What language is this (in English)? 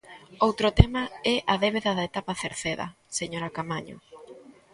Galician